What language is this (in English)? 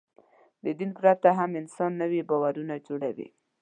Pashto